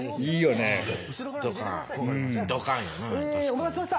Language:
Japanese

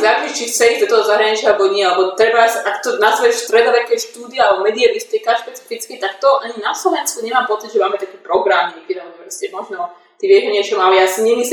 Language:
Slovak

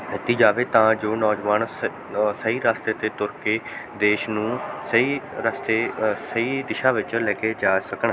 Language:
Punjabi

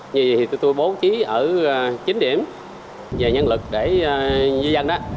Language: Vietnamese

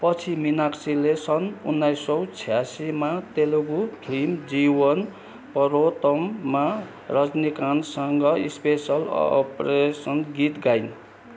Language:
Nepali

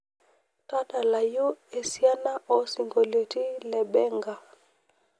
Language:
Masai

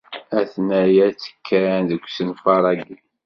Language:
Kabyle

